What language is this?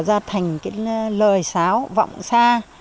Vietnamese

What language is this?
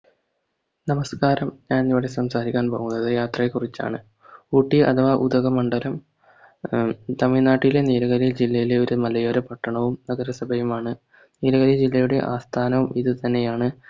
Malayalam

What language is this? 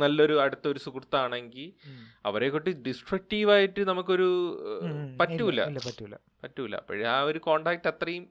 Malayalam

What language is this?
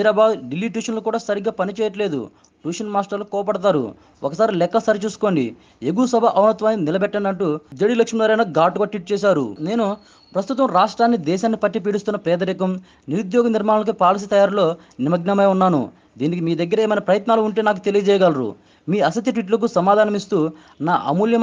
Telugu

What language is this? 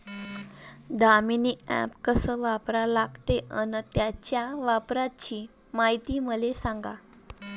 Marathi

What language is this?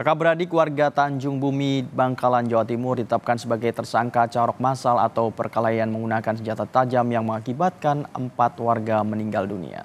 Indonesian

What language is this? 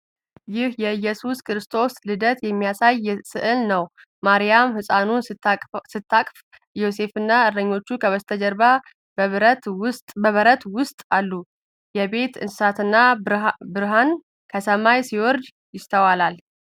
Amharic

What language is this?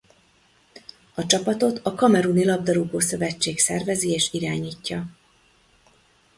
Hungarian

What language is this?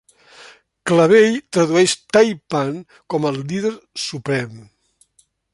Catalan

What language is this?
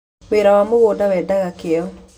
Kikuyu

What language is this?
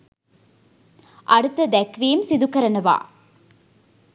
Sinhala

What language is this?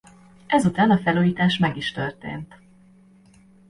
Hungarian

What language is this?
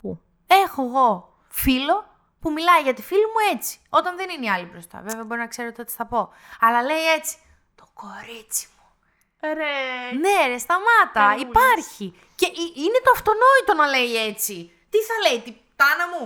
Greek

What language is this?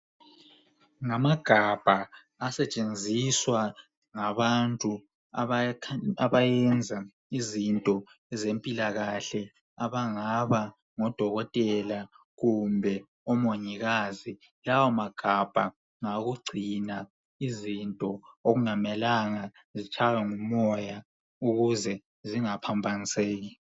North Ndebele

